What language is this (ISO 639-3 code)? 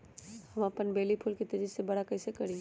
mag